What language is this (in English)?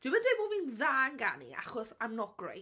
Welsh